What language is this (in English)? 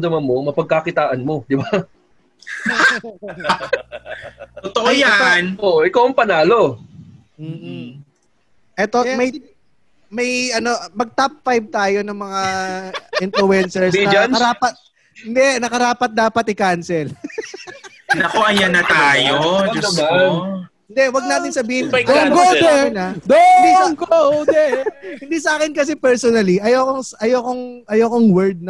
Filipino